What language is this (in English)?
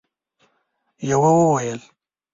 Pashto